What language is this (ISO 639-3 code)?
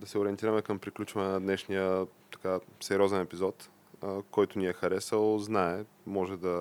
bul